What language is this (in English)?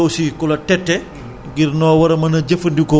Wolof